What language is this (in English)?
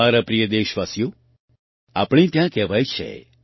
Gujarati